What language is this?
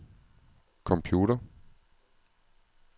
Danish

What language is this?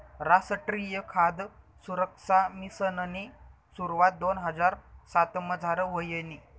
Marathi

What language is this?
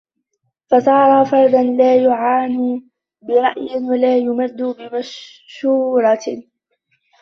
Arabic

